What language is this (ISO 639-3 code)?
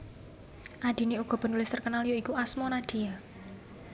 jav